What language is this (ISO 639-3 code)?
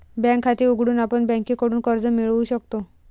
mar